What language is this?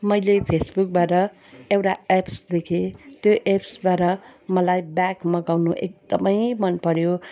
Nepali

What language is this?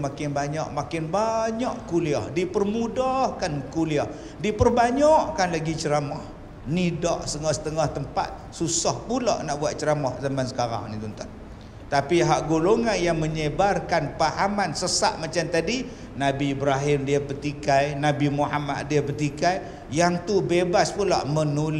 Malay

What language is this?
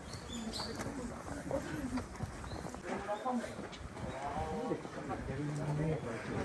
Japanese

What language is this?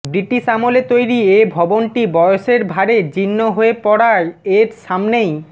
Bangla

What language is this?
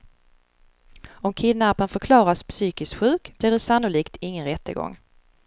Swedish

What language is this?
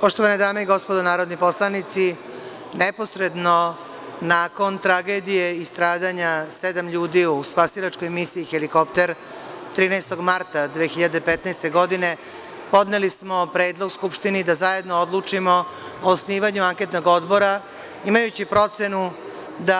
Serbian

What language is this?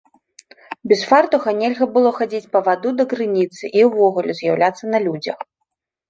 Belarusian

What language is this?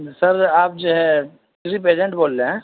Urdu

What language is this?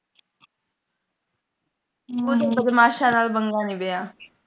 Punjabi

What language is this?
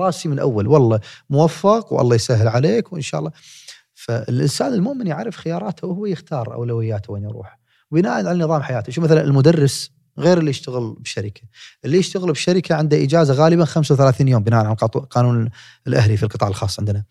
Arabic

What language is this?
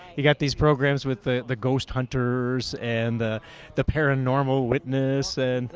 English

